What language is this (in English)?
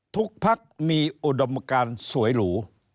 Thai